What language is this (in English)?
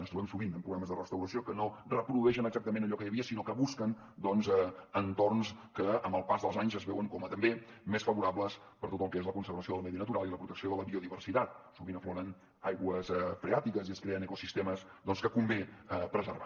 Catalan